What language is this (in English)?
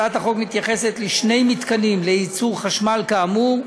Hebrew